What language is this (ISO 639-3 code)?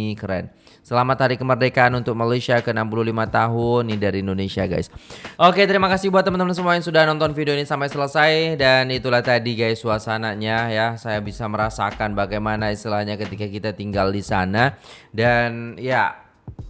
ind